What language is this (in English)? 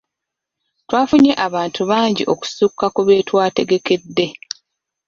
Ganda